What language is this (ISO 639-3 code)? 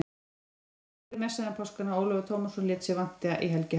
isl